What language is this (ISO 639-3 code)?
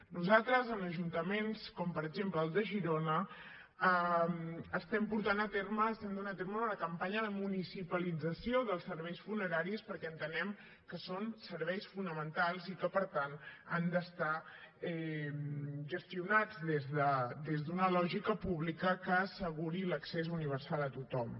cat